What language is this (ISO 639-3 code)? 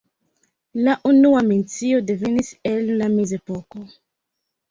epo